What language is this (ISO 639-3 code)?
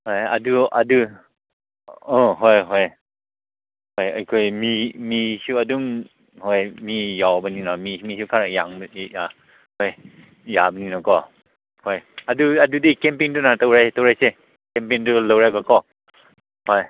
mni